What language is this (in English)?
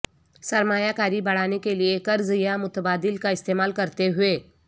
Urdu